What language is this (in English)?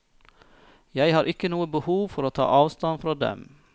Norwegian